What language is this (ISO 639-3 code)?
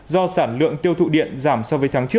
vie